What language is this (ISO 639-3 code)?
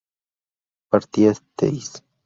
spa